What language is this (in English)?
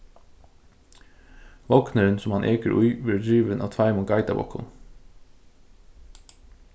Faroese